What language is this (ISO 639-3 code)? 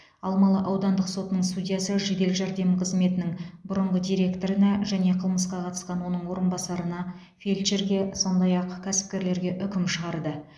kaz